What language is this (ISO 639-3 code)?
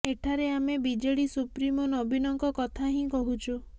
ori